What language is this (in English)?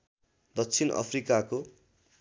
Nepali